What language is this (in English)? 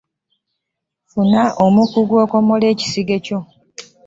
Ganda